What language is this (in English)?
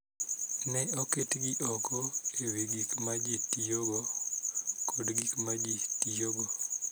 Luo (Kenya and Tanzania)